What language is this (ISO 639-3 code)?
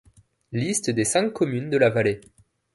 fra